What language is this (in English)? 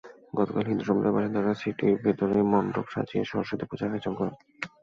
Bangla